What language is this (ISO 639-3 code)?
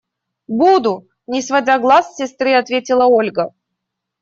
rus